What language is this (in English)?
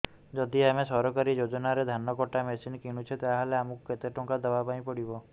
Odia